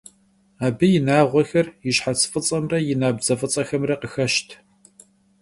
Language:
Kabardian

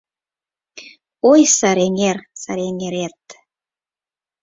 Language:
Mari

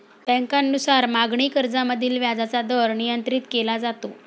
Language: Marathi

